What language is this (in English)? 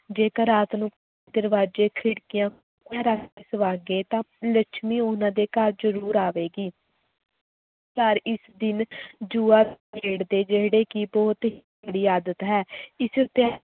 Punjabi